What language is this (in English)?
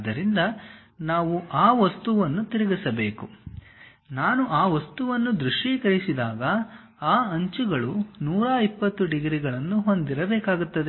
Kannada